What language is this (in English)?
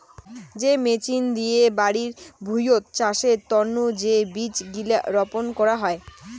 Bangla